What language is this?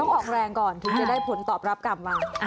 Thai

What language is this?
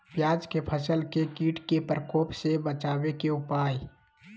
Magahi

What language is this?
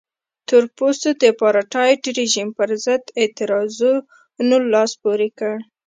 Pashto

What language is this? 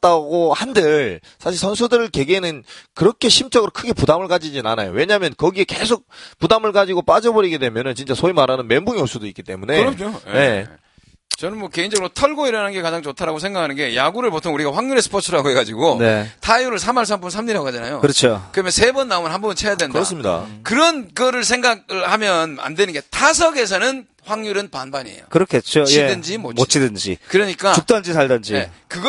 Korean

